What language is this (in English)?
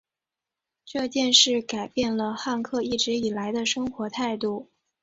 Chinese